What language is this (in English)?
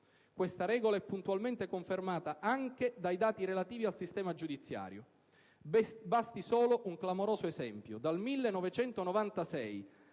Italian